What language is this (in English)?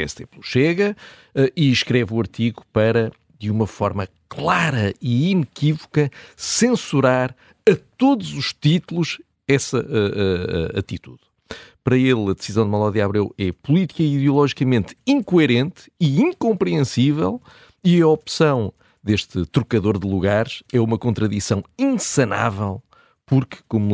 Portuguese